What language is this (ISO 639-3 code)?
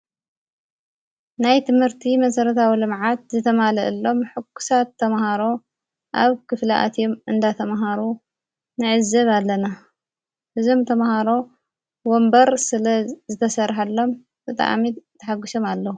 tir